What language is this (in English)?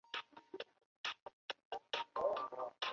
Chinese